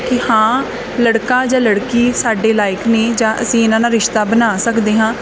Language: Punjabi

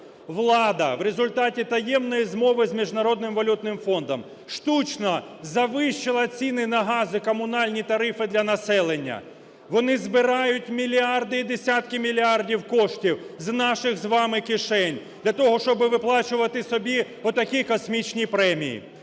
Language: Ukrainian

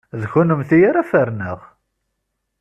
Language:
Kabyle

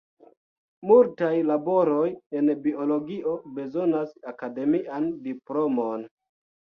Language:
Esperanto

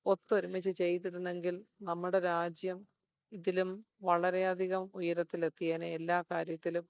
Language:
Malayalam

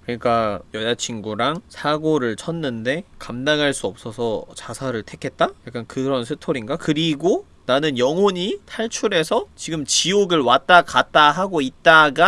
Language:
Korean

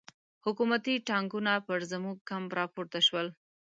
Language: Pashto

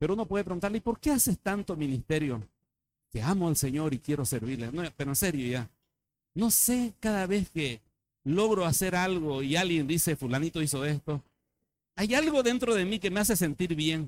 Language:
Spanish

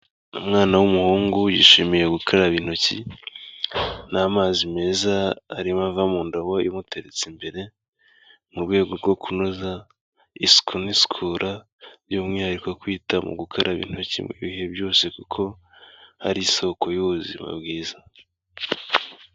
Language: Kinyarwanda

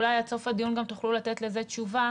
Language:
Hebrew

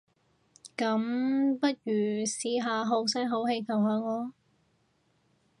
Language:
Cantonese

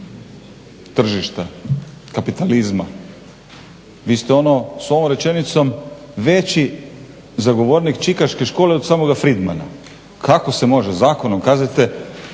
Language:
Croatian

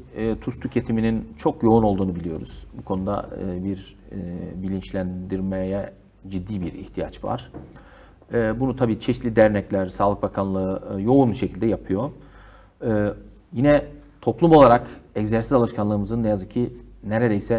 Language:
Turkish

